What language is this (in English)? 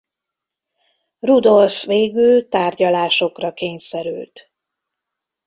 Hungarian